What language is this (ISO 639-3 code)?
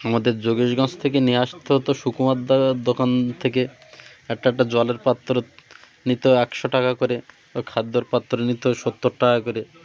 ben